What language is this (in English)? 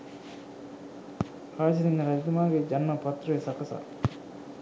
Sinhala